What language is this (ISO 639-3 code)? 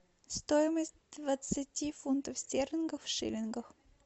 rus